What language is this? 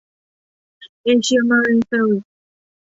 Thai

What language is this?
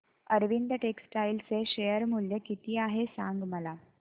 Marathi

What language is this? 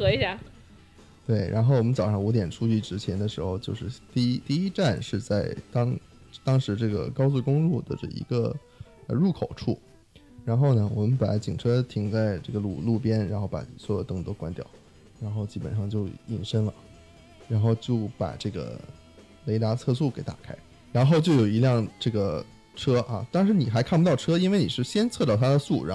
Chinese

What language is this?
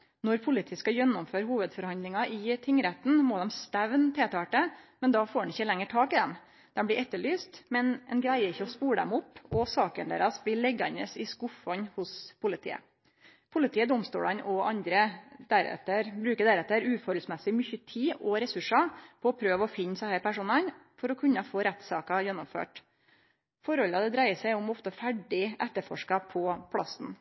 Norwegian Nynorsk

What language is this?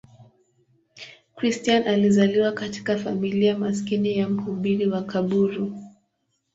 Swahili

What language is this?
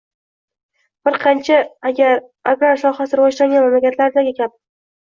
Uzbek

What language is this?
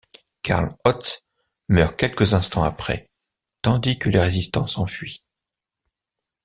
French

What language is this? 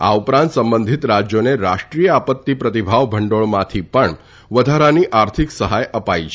Gujarati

